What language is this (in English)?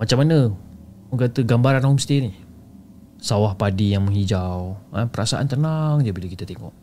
Malay